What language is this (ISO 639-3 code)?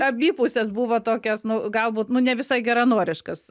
lit